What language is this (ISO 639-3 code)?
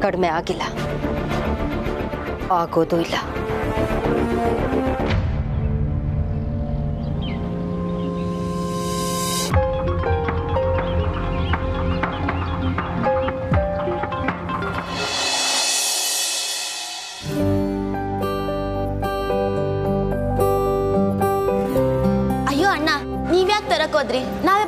kan